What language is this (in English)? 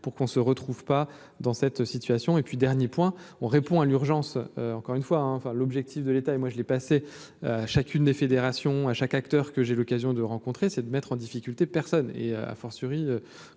French